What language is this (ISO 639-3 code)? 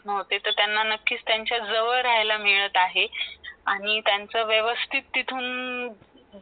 mar